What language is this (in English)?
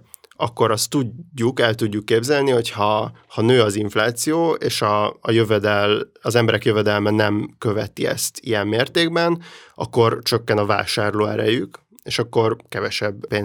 Hungarian